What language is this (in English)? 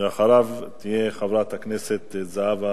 Hebrew